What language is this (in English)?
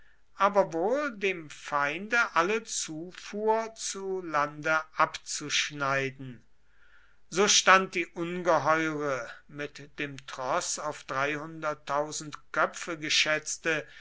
German